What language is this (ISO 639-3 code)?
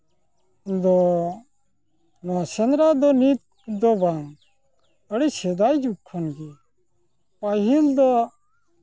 sat